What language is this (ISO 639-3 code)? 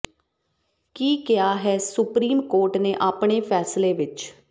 pan